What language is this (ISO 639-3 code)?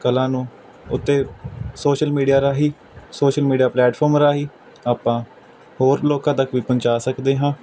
pan